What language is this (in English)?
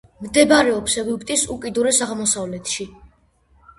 Georgian